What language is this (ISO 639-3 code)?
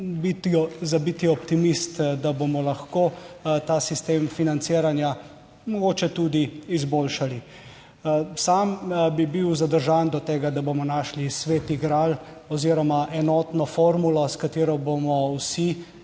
slv